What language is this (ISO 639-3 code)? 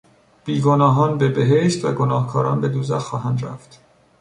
fas